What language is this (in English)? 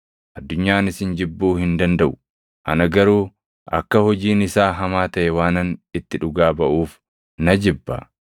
Oromo